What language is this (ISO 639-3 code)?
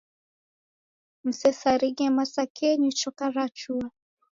dav